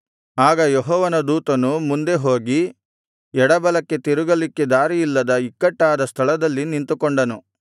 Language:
Kannada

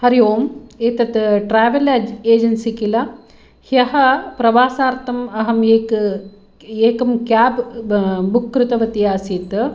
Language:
Sanskrit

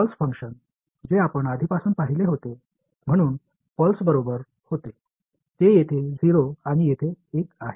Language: Marathi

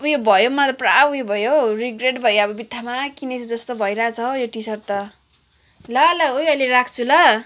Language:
Nepali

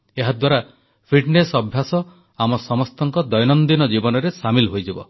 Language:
Odia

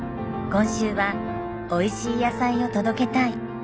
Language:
Japanese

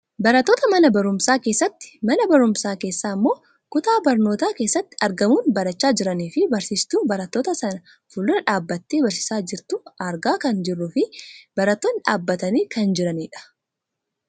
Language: Oromo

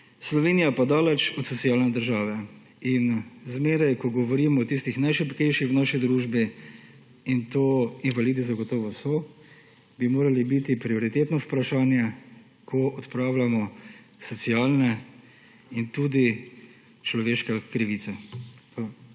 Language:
Slovenian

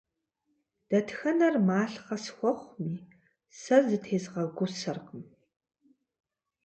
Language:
Kabardian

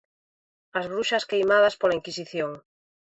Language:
Galician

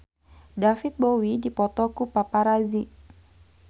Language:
Sundanese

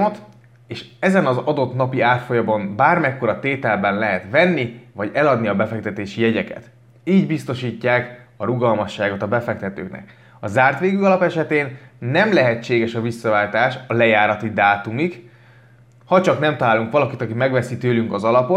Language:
Hungarian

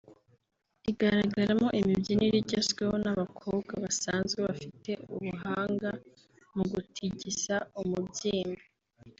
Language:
Kinyarwanda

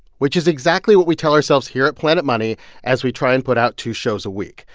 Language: English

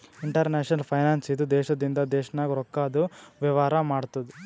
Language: Kannada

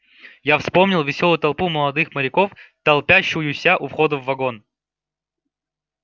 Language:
Russian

